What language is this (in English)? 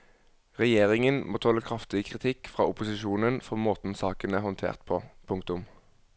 Norwegian